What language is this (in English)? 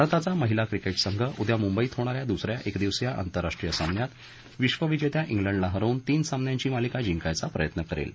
Marathi